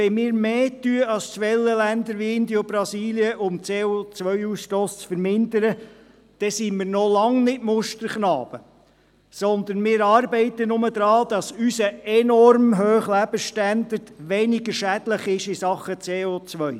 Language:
Swiss German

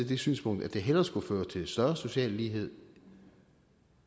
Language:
Danish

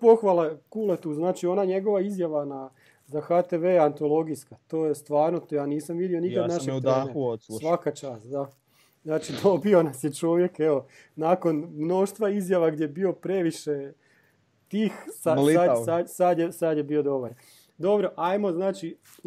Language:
Croatian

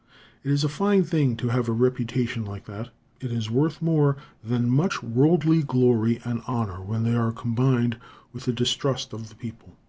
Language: English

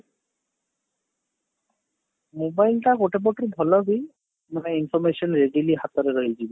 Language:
Odia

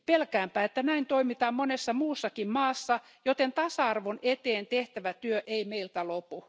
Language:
Finnish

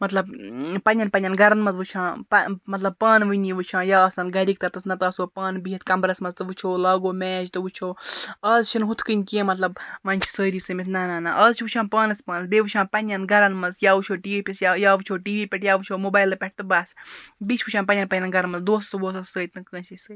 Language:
Kashmiri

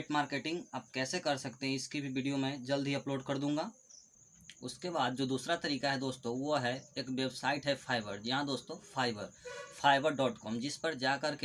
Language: Hindi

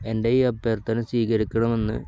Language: Malayalam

